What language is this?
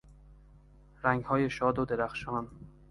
Persian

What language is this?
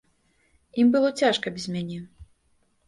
Belarusian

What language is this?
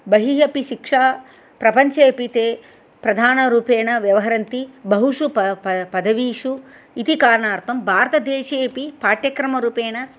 Sanskrit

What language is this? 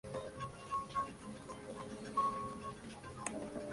Spanish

